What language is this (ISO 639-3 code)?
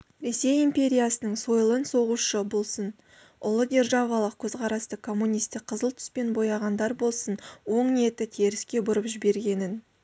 kaz